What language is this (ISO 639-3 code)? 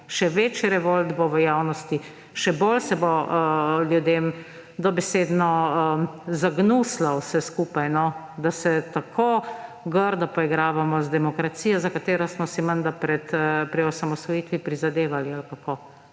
slv